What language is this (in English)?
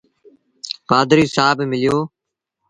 Sindhi Bhil